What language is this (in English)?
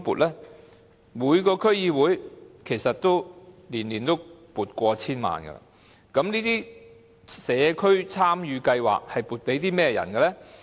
Cantonese